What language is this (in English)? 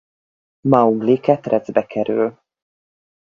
Hungarian